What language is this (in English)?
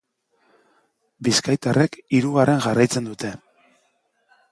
Basque